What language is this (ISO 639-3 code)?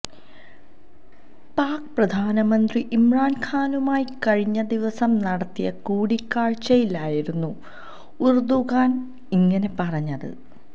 mal